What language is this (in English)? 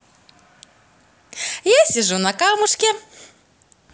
Russian